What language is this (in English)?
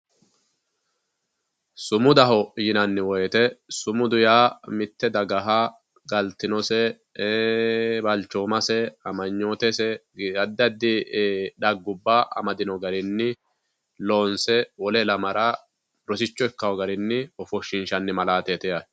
Sidamo